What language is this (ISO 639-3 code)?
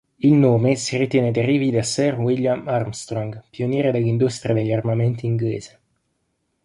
ita